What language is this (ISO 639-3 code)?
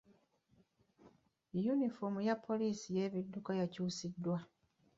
lug